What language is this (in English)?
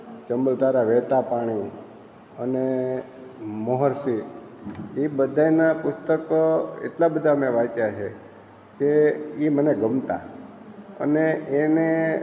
Gujarati